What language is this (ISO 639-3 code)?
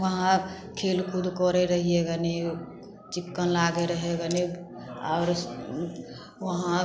mai